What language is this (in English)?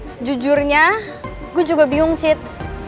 Indonesian